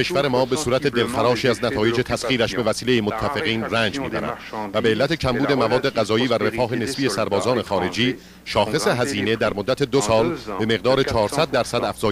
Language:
Persian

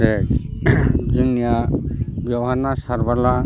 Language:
Bodo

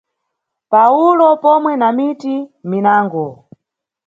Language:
Nyungwe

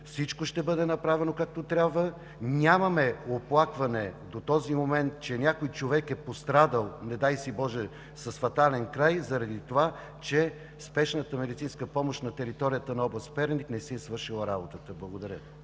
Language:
Bulgarian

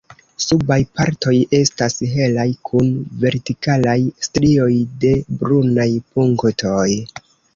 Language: Esperanto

